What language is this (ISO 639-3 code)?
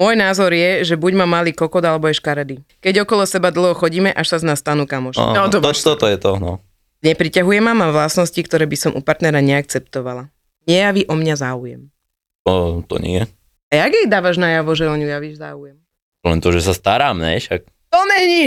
slk